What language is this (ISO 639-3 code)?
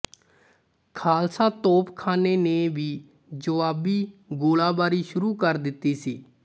pan